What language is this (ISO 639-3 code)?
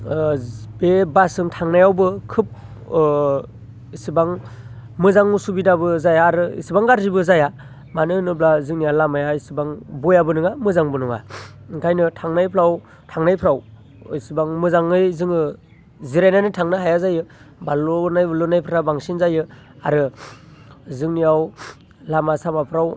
brx